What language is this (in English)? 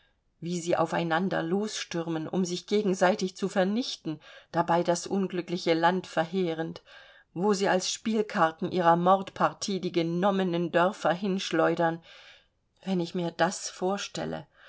German